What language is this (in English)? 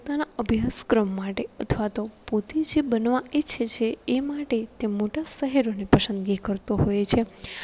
Gujarati